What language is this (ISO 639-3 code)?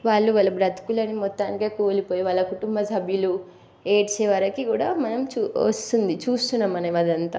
tel